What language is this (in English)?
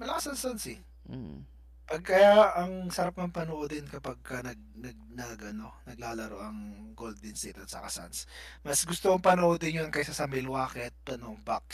Filipino